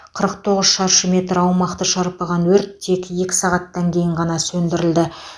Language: Kazakh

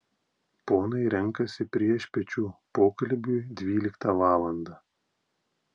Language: Lithuanian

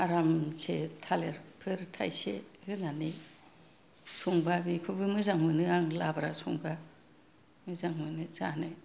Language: Bodo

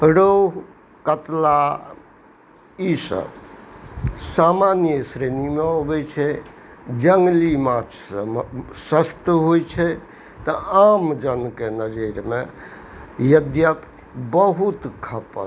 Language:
Maithili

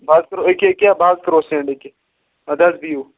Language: Kashmiri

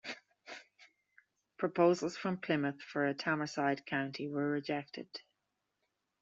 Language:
English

